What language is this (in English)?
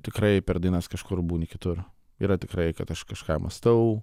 Lithuanian